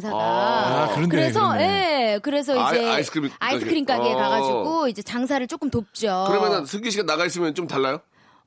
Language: Korean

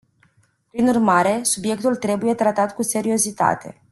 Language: Romanian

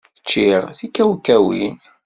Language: Kabyle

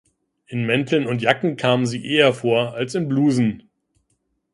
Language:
German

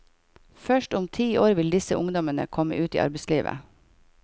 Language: Norwegian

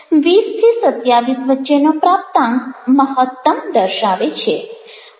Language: Gujarati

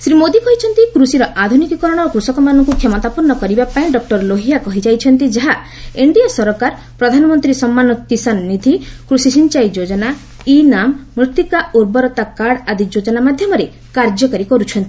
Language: Odia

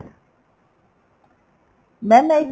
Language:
Punjabi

